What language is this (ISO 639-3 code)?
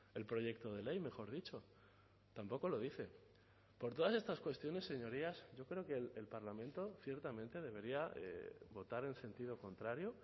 spa